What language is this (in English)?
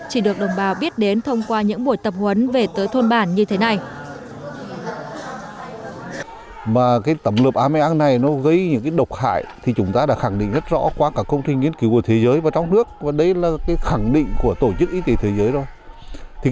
Vietnamese